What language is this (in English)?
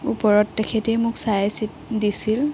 Assamese